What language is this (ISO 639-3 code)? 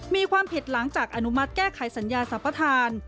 tha